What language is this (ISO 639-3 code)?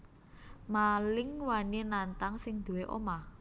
jav